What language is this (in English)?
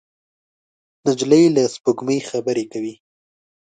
Pashto